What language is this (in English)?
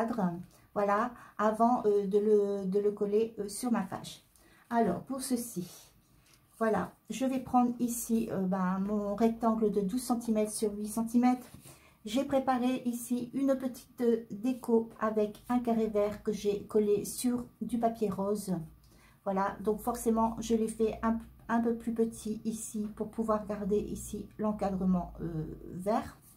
French